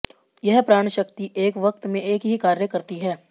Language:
Hindi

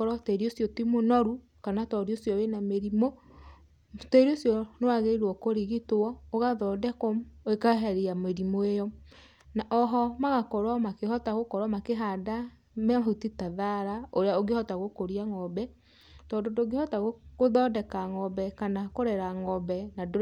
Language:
Kikuyu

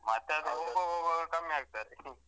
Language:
Kannada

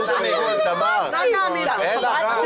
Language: Hebrew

